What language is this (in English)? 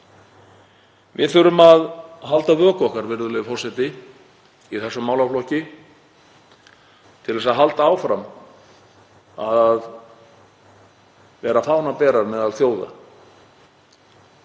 Icelandic